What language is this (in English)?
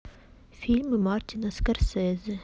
Russian